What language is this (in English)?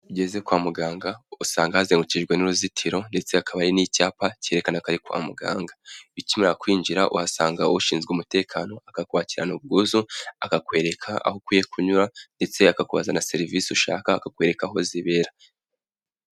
Kinyarwanda